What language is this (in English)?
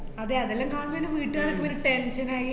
Malayalam